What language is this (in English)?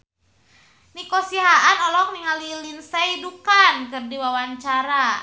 Sundanese